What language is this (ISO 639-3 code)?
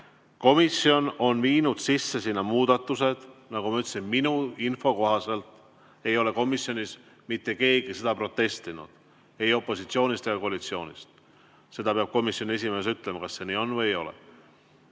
est